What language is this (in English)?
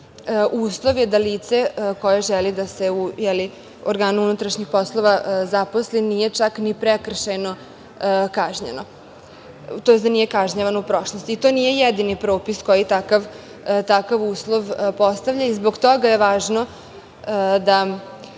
Serbian